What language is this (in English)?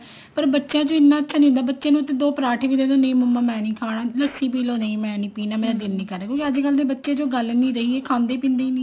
Punjabi